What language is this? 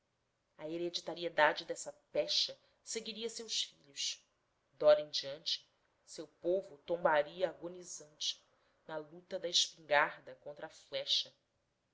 Portuguese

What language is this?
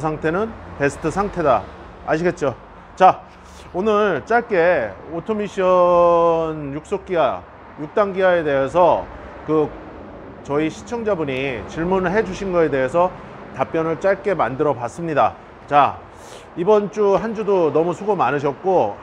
Korean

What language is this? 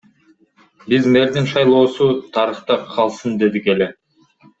Kyrgyz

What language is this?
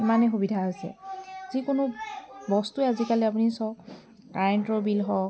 Assamese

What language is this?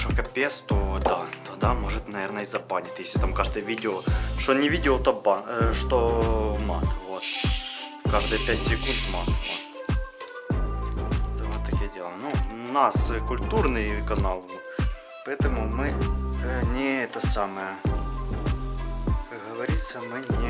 Russian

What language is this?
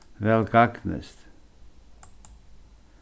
Faroese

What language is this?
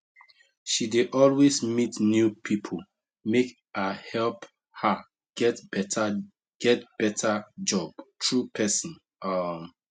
Nigerian Pidgin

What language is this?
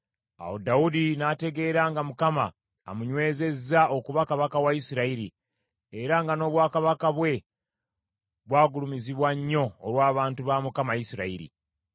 Ganda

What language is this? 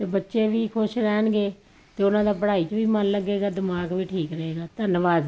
Punjabi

